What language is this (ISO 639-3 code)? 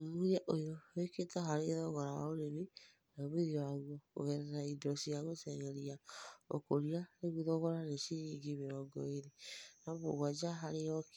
kik